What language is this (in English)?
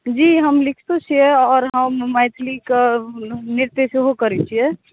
Maithili